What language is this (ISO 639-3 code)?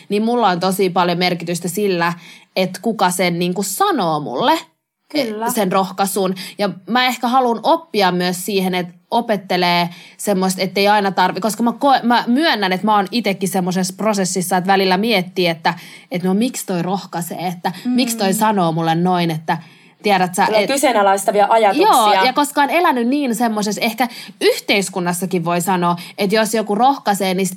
fin